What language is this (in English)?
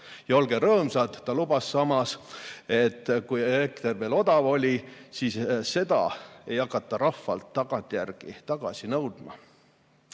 Estonian